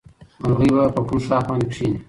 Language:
Pashto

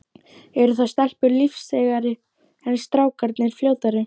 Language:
Icelandic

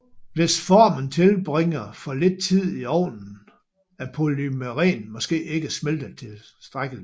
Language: Danish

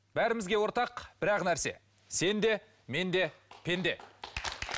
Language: Kazakh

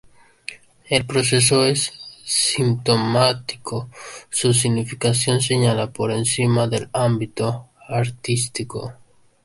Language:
Spanish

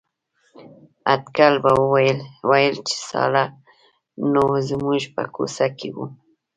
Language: Pashto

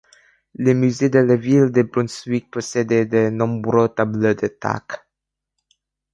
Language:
French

